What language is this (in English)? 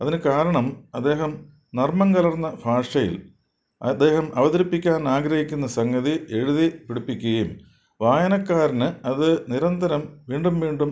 Malayalam